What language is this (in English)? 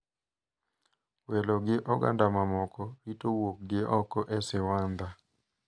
Luo (Kenya and Tanzania)